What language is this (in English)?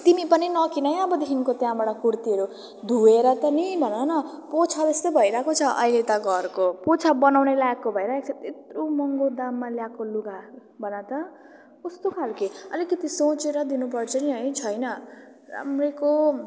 Nepali